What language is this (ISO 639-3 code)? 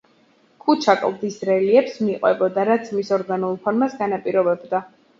kat